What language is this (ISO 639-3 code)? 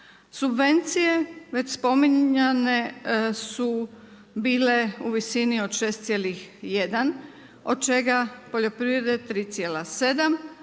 hrv